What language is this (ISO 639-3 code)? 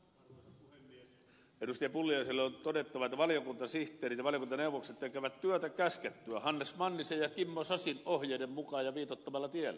fin